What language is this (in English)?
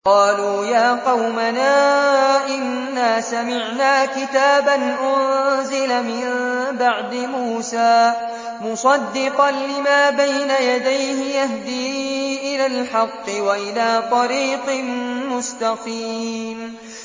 Arabic